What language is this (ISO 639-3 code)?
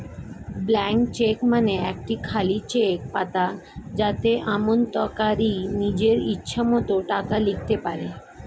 ben